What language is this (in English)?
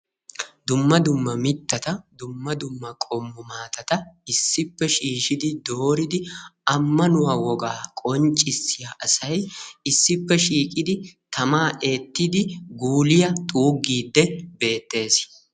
Wolaytta